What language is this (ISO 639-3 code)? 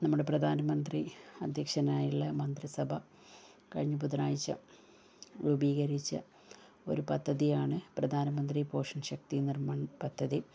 mal